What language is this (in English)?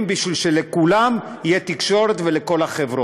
Hebrew